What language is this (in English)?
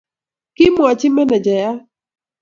Kalenjin